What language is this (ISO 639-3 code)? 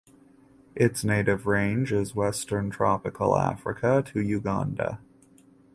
eng